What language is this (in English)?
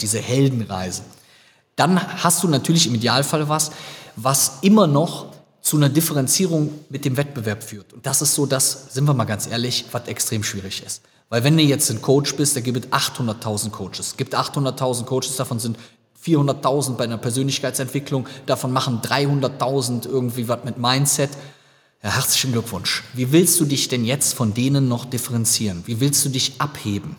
German